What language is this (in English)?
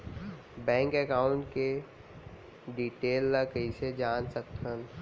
Chhattisgarhi